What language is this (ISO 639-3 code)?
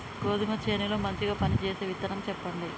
tel